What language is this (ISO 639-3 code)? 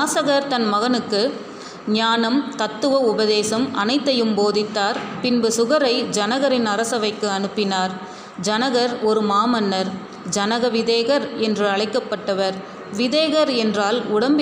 tam